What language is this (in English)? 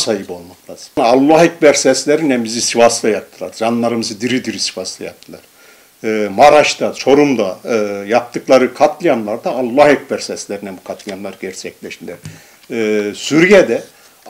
Turkish